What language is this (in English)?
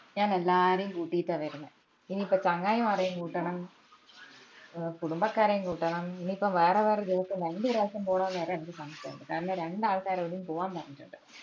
Malayalam